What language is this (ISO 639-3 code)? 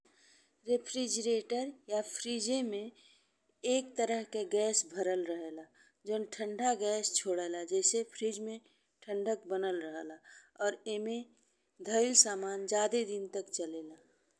bho